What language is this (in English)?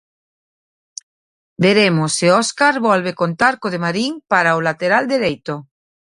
Galician